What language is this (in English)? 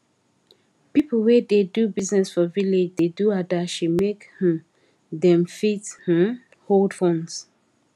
Nigerian Pidgin